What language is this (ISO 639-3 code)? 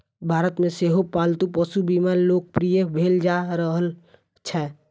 mai